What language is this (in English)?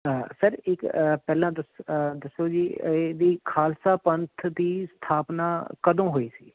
Punjabi